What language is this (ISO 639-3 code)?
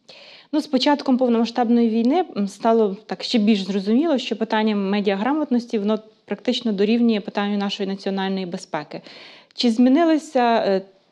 ukr